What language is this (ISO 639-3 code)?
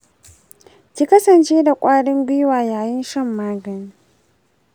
hau